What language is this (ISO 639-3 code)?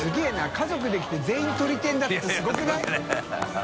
jpn